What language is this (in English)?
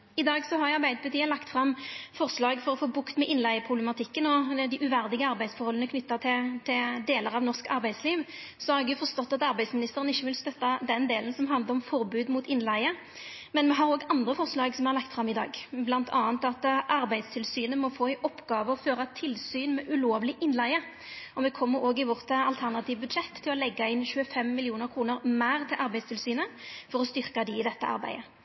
Norwegian Nynorsk